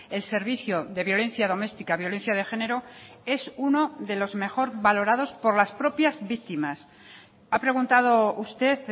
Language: Spanish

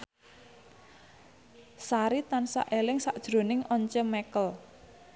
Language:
Javanese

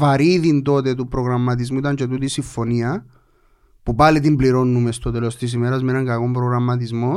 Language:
Greek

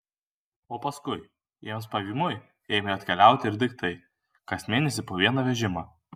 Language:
Lithuanian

